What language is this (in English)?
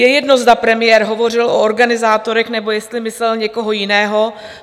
Czech